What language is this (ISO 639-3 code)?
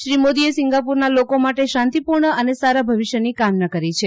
guj